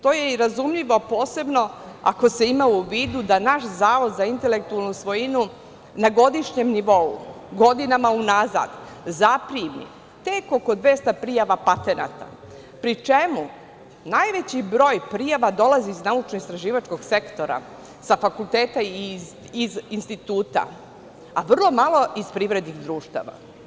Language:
Serbian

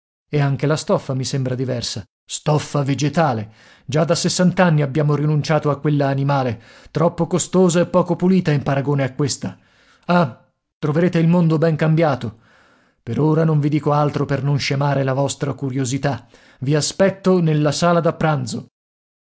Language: Italian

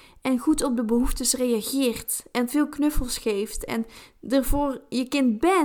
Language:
Dutch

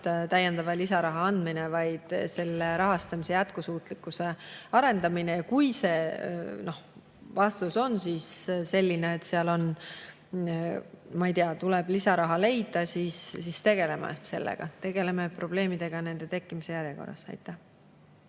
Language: Estonian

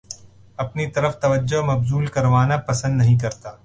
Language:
Urdu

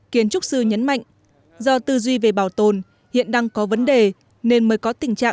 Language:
Vietnamese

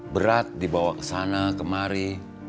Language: Indonesian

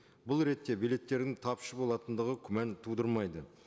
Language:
Kazakh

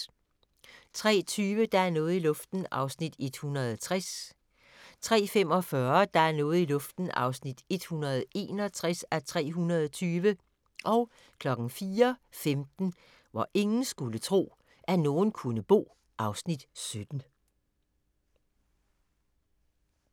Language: Danish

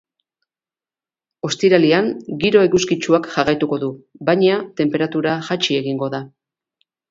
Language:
Basque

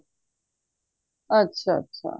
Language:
Punjabi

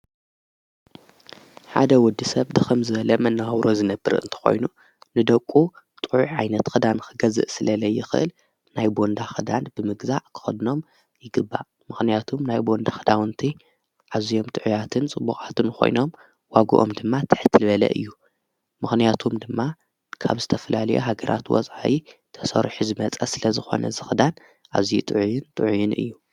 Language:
Tigrinya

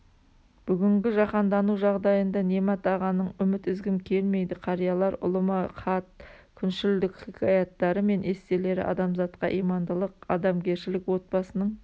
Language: Kazakh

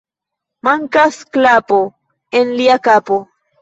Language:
Esperanto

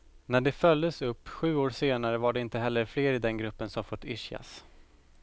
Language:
Swedish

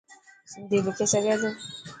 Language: Dhatki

